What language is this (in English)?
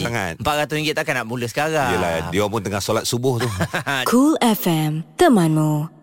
Malay